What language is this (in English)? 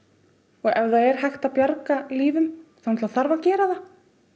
Icelandic